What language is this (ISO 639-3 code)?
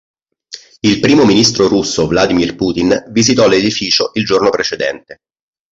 ita